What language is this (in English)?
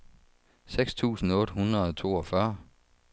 Danish